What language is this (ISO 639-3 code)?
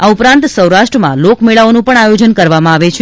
guj